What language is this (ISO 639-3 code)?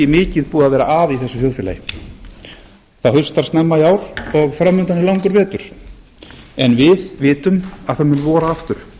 isl